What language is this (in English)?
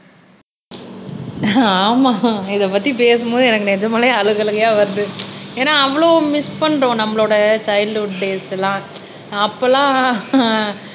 Tamil